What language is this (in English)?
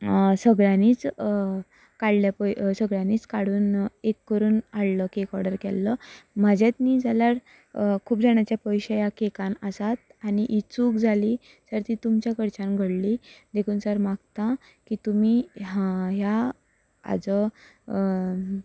Konkani